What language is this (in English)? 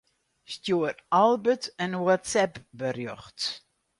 Western Frisian